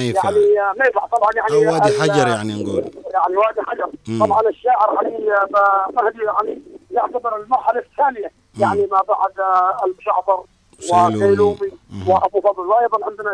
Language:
Arabic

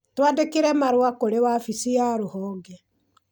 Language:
Kikuyu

